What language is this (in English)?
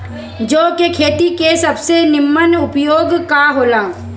Bhojpuri